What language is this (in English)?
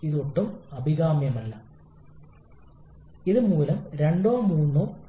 Malayalam